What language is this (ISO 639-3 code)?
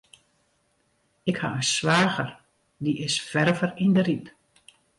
fry